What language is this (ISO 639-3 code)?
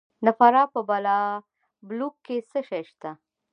pus